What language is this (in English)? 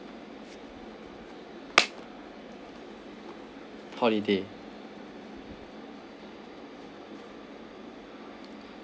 English